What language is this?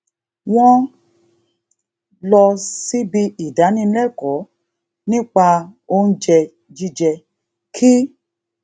Yoruba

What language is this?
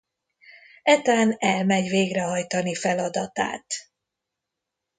Hungarian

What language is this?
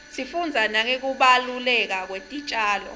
Swati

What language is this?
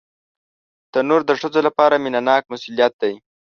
Pashto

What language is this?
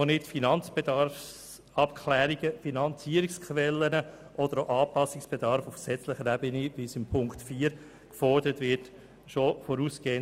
Swiss German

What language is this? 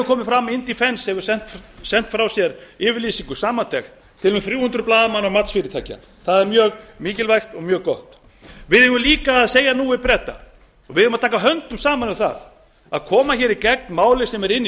Icelandic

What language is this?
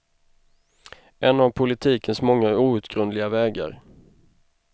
Swedish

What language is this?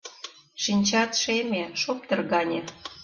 Mari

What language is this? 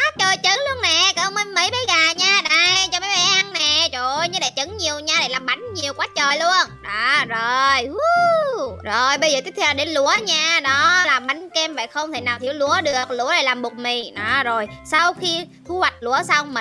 Vietnamese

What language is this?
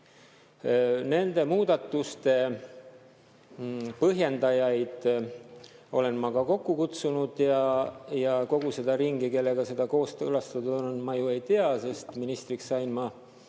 Estonian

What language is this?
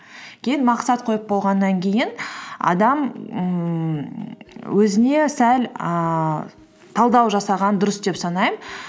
Kazakh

